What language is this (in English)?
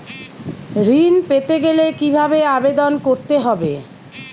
Bangla